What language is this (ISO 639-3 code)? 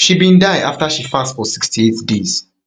pcm